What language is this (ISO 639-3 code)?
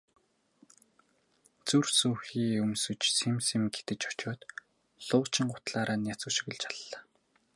mon